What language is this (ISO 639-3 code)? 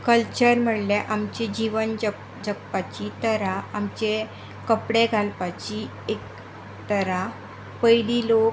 kok